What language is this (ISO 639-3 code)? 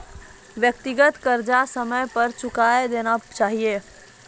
mai